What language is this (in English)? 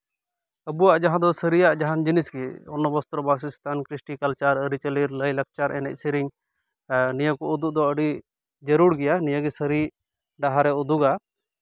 Santali